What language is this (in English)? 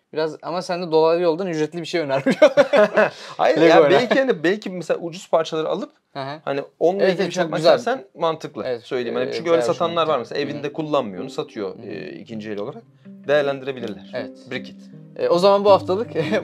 Turkish